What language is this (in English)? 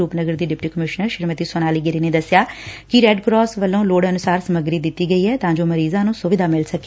Punjabi